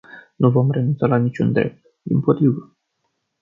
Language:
Romanian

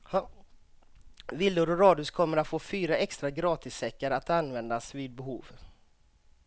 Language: Swedish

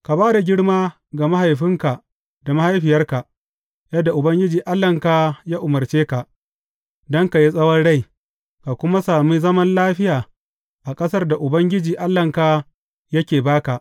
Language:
Hausa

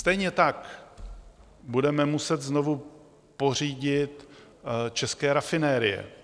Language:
Czech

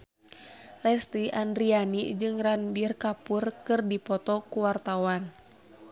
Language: Sundanese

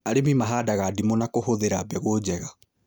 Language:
Kikuyu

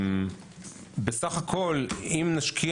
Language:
Hebrew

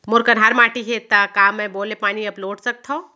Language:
Chhattisgarhi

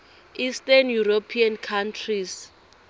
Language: Swati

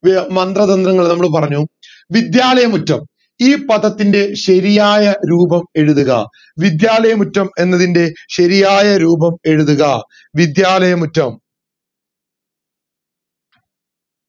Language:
Malayalam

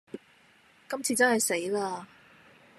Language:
Cantonese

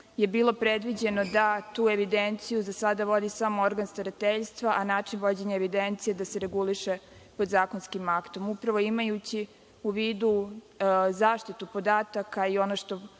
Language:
Serbian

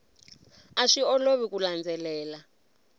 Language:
Tsonga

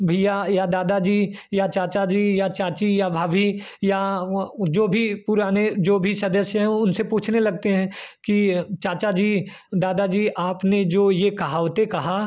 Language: Hindi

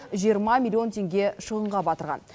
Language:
Kazakh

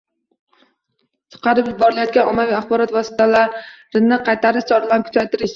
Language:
Uzbek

